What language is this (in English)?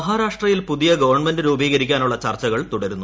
Malayalam